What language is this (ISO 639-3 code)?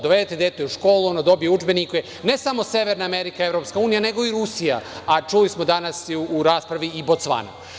srp